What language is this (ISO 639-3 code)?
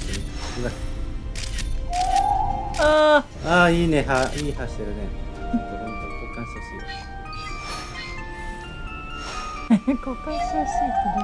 jpn